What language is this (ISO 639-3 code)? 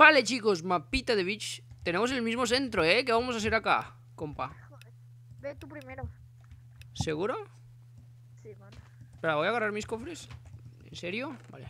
spa